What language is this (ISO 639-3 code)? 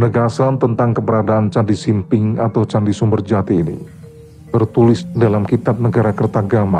ind